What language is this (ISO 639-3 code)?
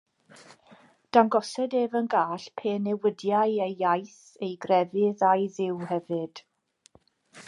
cym